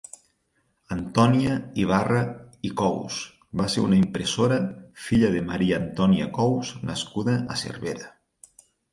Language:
Catalan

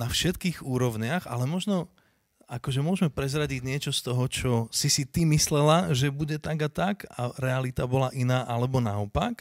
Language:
Slovak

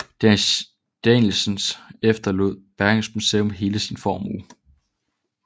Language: Danish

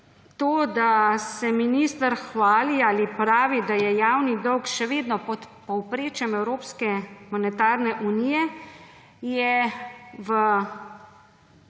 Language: Slovenian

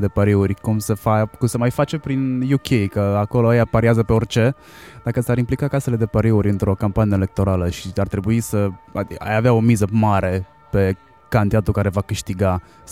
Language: Romanian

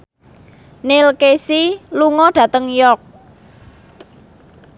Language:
Javanese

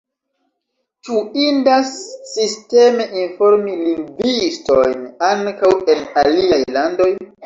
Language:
Esperanto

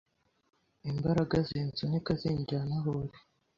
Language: Kinyarwanda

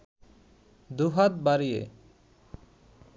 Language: Bangla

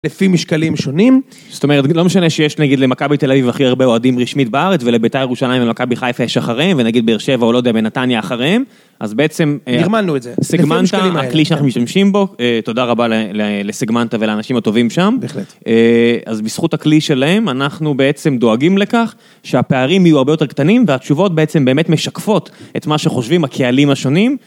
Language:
Hebrew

